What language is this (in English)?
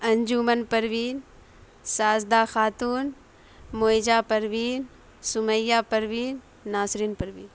Urdu